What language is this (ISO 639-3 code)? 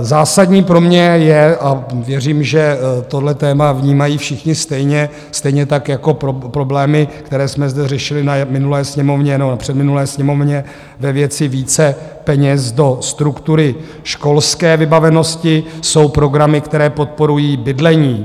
ces